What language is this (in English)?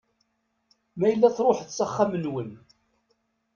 Kabyle